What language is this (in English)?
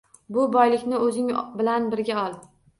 Uzbek